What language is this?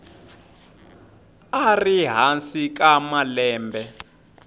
Tsonga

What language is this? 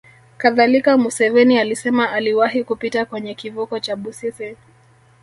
Swahili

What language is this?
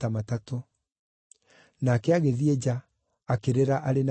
Kikuyu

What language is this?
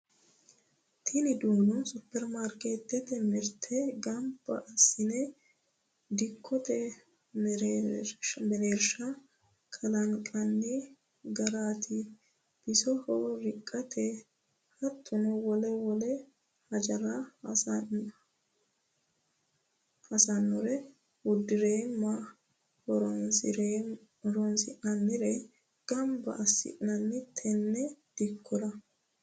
Sidamo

